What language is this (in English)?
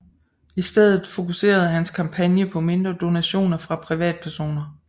Danish